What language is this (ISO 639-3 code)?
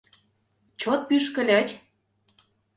chm